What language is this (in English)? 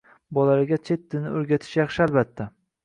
Uzbek